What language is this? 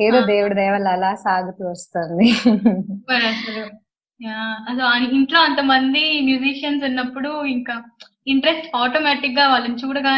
Telugu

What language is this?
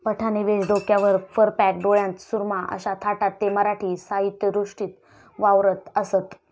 Marathi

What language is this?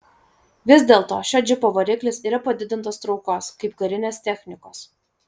Lithuanian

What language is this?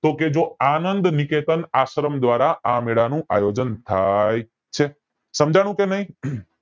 Gujarati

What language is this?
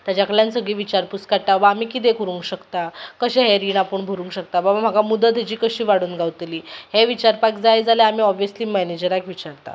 Konkani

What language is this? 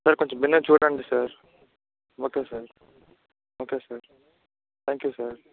Telugu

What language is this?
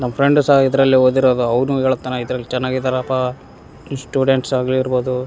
Kannada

